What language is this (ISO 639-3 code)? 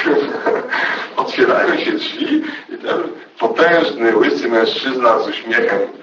pol